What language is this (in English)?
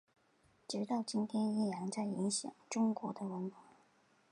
Chinese